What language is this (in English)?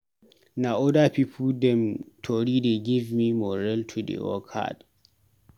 Nigerian Pidgin